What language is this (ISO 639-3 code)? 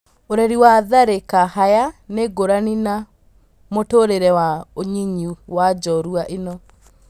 kik